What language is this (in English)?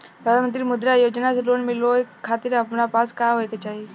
Bhojpuri